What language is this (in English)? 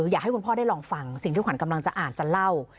Thai